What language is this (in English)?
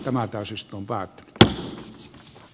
Finnish